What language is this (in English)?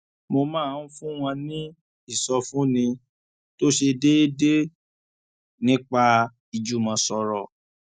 Yoruba